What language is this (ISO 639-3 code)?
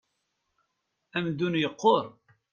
kab